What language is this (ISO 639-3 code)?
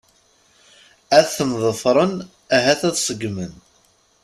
kab